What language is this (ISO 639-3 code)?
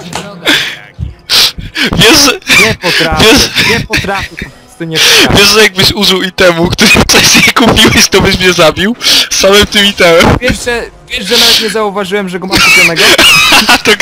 pol